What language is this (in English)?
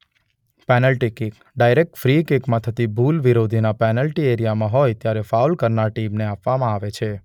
Gujarati